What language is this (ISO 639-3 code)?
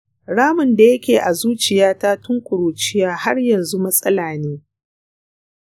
hau